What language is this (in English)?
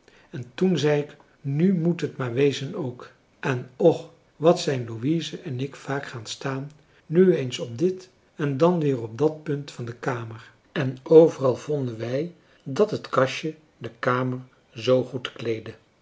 Dutch